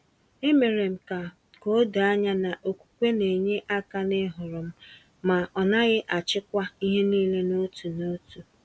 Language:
Igbo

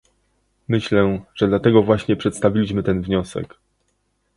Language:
Polish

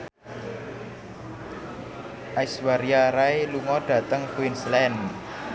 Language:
Javanese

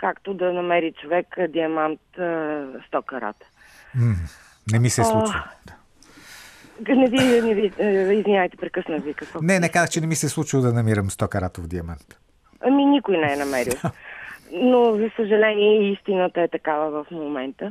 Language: Bulgarian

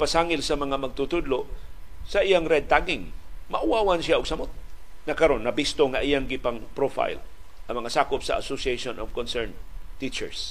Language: Filipino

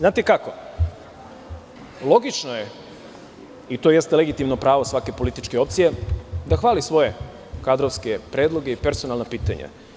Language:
Serbian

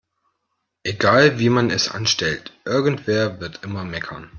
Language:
German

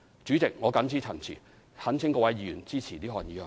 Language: Cantonese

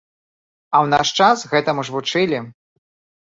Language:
Belarusian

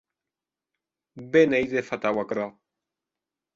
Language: Occitan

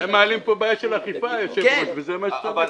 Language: Hebrew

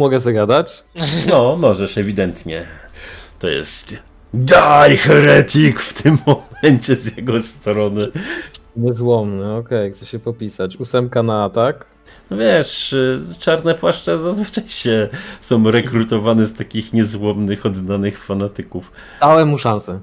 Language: Polish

